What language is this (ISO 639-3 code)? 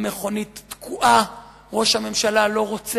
heb